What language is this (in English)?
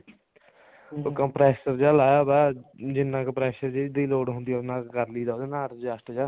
Punjabi